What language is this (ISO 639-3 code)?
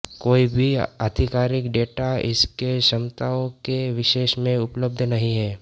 hin